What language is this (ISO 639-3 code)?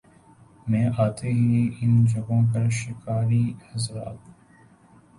urd